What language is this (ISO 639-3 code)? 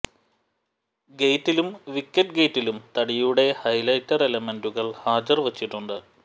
mal